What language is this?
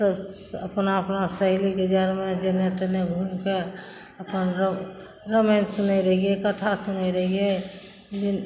Maithili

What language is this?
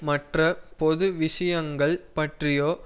Tamil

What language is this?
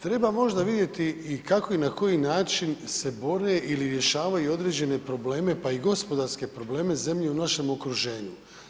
Croatian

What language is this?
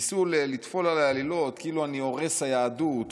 Hebrew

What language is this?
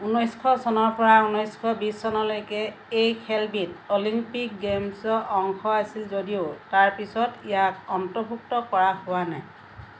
Assamese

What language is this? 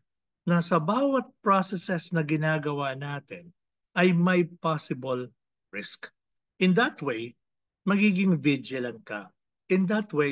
Filipino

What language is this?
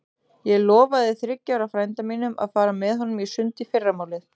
Icelandic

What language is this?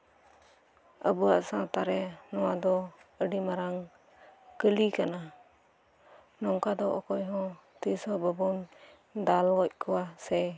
Santali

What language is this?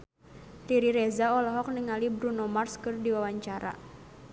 Sundanese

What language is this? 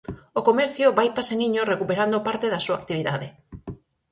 Galician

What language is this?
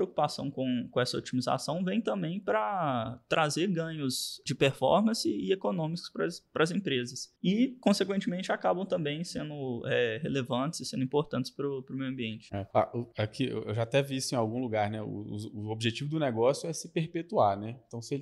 Portuguese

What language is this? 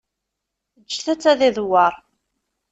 Kabyle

